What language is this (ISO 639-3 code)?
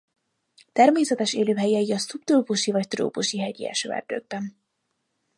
hun